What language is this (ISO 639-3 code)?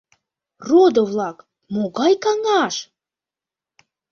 chm